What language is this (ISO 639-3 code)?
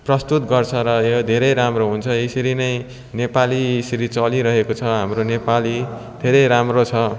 nep